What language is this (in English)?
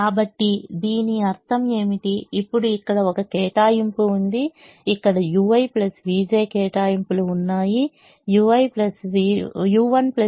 Telugu